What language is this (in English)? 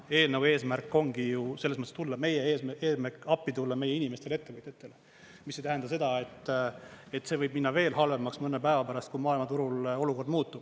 Estonian